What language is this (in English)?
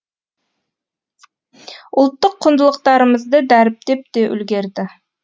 Kazakh